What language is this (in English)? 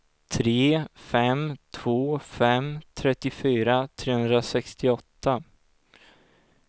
Swedish